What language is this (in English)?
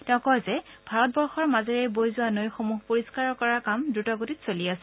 Assamese